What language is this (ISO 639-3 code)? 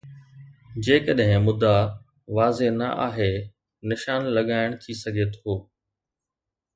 snd